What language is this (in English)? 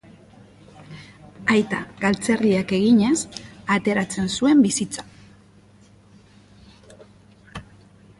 Basque